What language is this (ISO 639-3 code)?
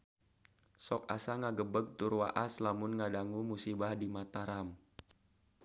sun